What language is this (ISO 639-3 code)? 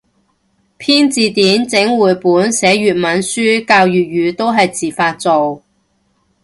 yue